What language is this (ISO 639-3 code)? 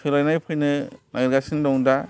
brx